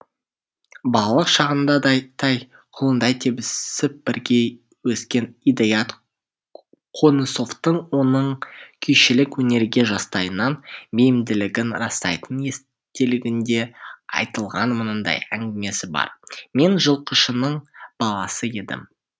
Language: Kazakh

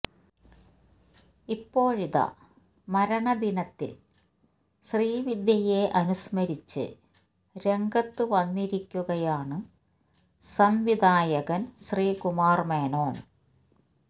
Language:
Malayalam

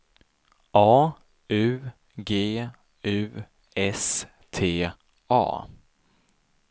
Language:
Swedish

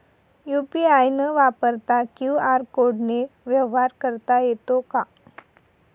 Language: Marathi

